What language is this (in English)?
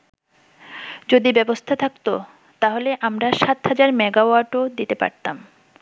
Bangla